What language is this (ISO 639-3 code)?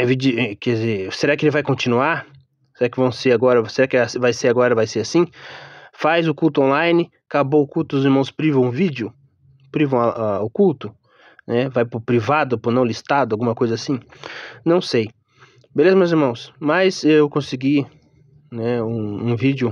por